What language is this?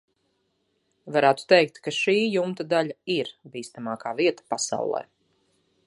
Latvian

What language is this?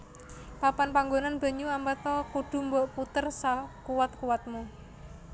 Javanese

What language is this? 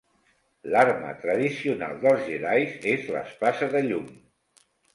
Catalan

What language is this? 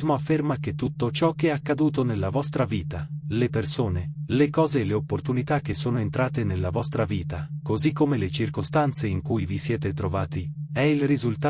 Italian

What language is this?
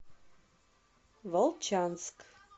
Russian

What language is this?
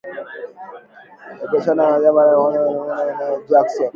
Swahili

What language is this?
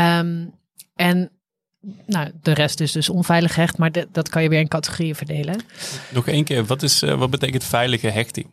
Dutch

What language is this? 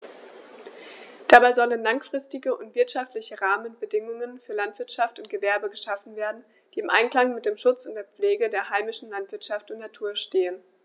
German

